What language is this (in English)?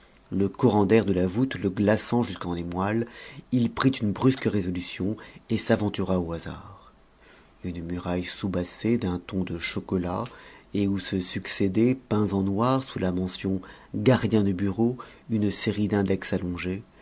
French